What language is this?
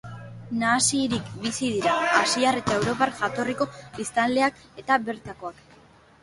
Basque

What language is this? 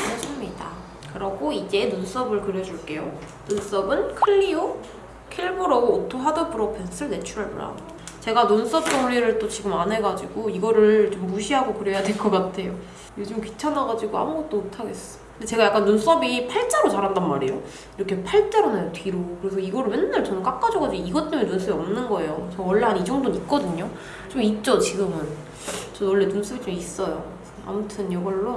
Korean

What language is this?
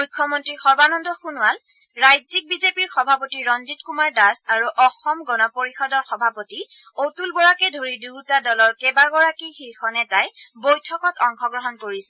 Assamese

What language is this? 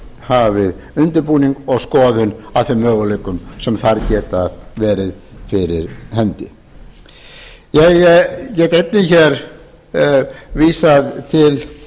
Icelandic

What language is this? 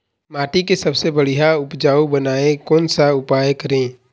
Chhattisgarhi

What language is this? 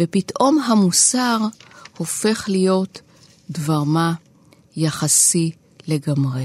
Hebrew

